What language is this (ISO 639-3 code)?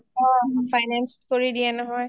asm